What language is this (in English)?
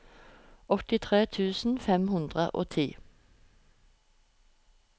Norwegian